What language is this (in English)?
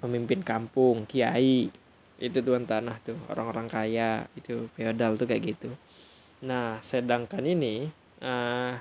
Indonesian